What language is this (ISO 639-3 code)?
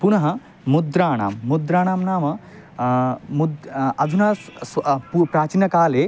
san